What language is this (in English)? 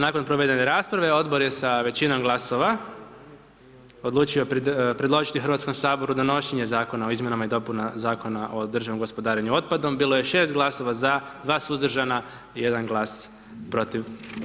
Croatian